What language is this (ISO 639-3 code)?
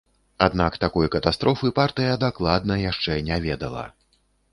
bel